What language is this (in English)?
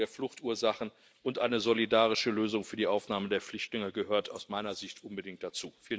German